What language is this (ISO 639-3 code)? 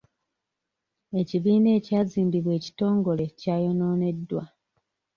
lug